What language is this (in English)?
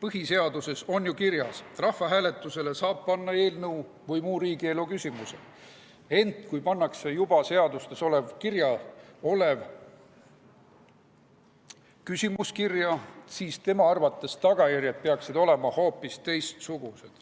Estonian